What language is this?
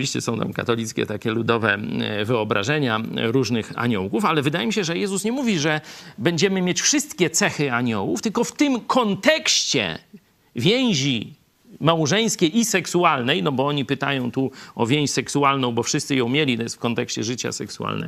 Polish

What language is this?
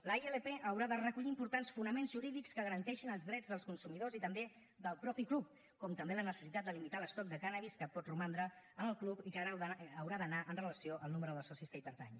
Catalan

